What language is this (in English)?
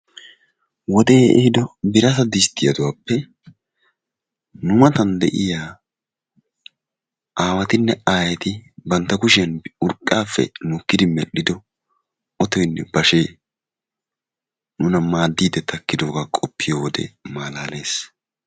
Wolaytta